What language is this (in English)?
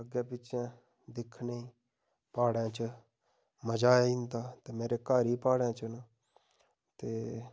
Dogri